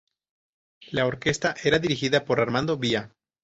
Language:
Spanish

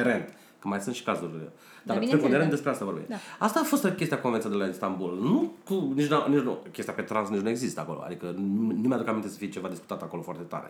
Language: Romanian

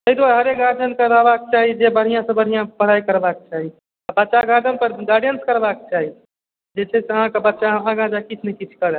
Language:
Maithili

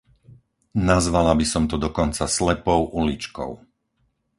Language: Slovak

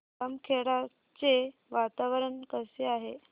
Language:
Marathi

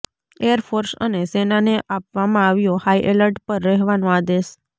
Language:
Gujarati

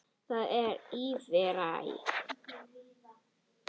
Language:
Icelandic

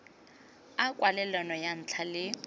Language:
Tswana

